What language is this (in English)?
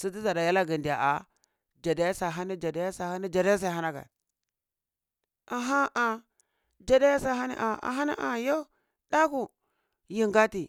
Cibak